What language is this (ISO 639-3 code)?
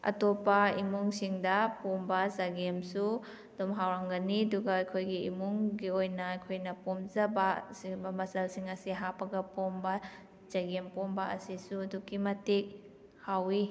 mni